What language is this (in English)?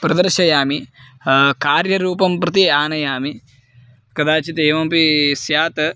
Sanskrit